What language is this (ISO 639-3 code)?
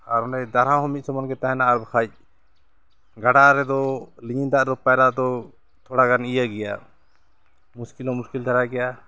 sat